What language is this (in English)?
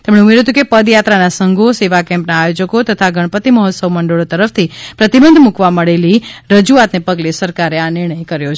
Gujarati